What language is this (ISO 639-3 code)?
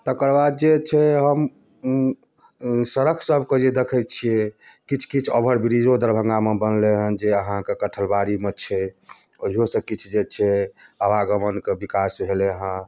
mai